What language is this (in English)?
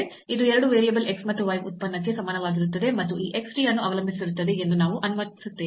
Kannada